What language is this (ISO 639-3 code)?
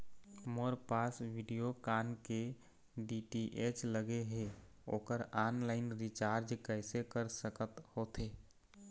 hne